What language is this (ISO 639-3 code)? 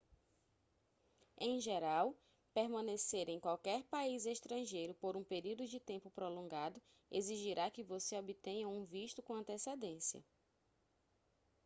por